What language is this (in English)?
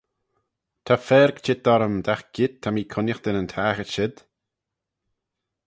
Manx